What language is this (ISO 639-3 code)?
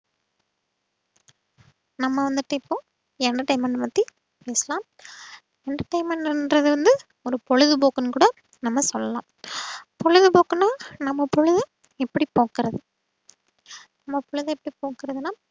tam